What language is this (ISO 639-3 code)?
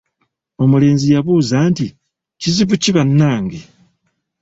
lug